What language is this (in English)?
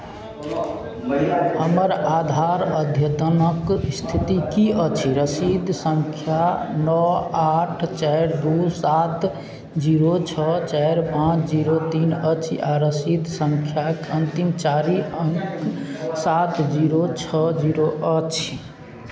Maithili